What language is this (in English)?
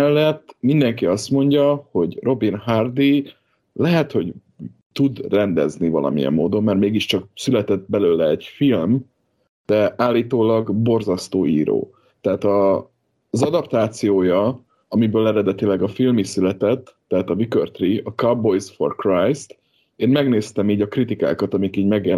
Hungarian